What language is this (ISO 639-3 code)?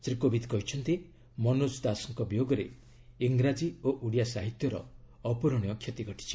ori